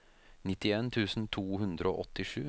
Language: Norwegian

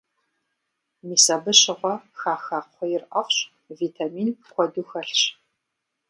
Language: Kabardian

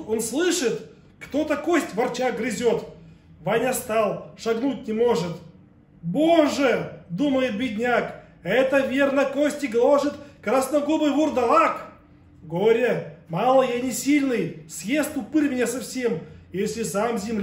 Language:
Russian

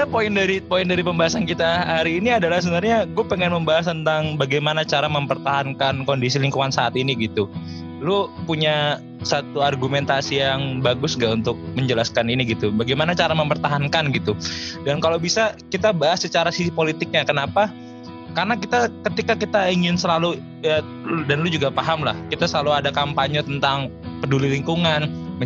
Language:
Indonesian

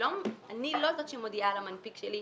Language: Hebrew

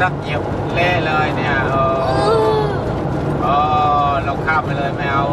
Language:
Thai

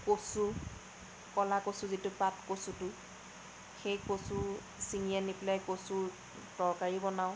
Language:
Assamese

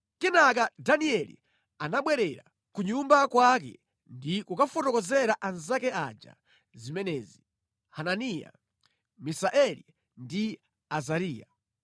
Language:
Nyanja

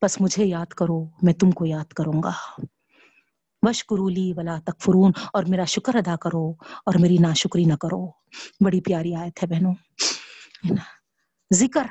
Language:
Urdu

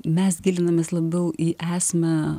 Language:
Lithuanian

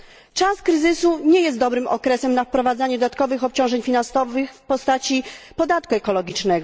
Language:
Polish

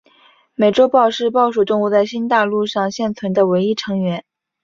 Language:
Chinese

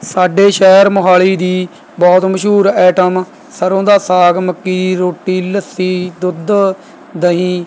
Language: Punjabi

